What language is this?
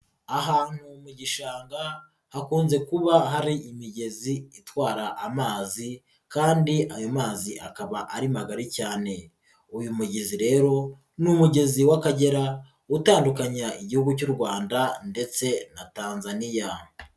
Kinyarwanda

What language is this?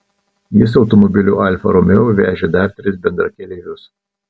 Lithuanian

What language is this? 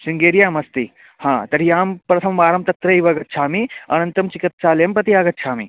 Sanskrit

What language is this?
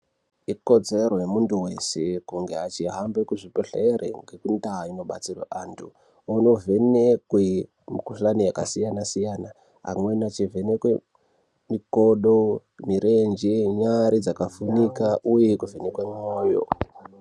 Ndau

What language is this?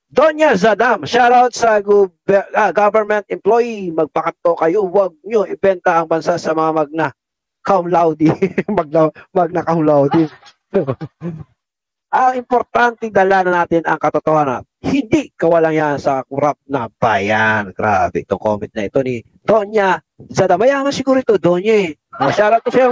Filipino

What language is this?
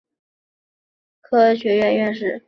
Chinese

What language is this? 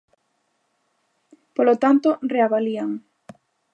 Galician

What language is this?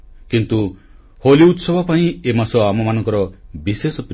Odia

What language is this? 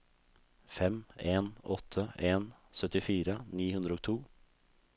Norwegian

